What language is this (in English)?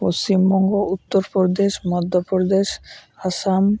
Santali